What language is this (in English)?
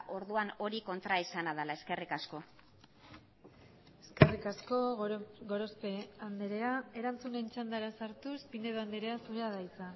Basque